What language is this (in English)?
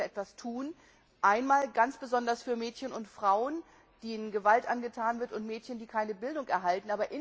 German